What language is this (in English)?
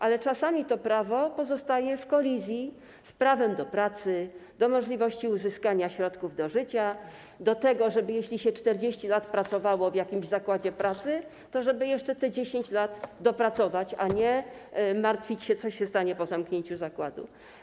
Polish